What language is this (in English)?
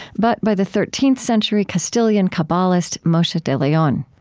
English